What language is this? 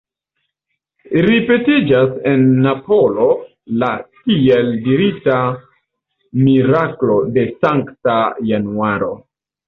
Esperanto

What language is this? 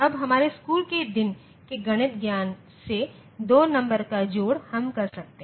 Hindi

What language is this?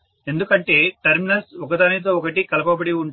Telugu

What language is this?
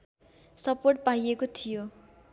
Nepali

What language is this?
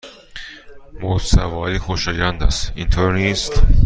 Persian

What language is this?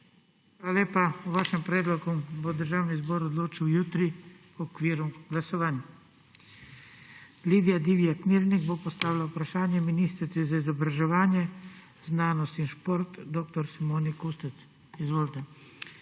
Slovenian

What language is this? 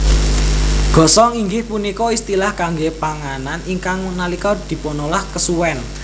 Javanese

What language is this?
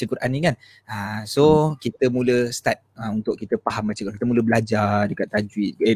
Malay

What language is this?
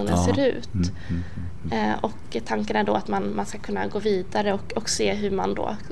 Swedish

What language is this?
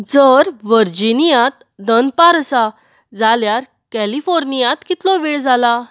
Konkani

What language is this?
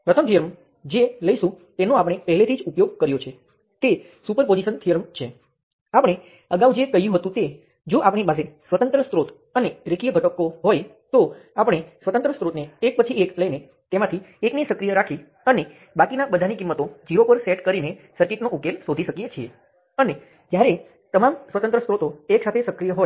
Gujarati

